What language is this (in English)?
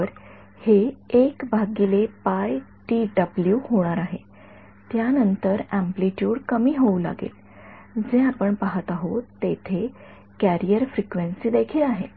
Marathi